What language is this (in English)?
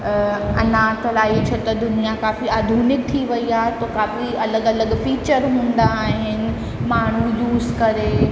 Sindhi